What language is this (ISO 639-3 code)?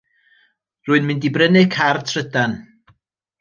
cym